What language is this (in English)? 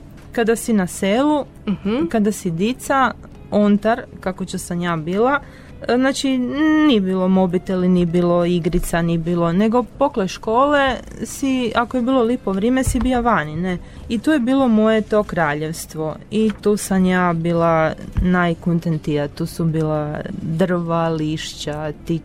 Croatian